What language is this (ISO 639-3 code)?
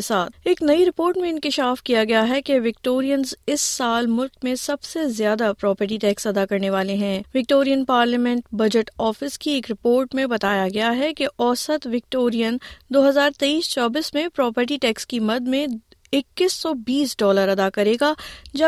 urd